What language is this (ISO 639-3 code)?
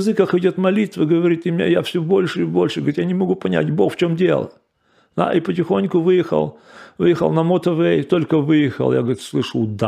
rus